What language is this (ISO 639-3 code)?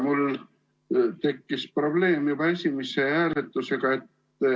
est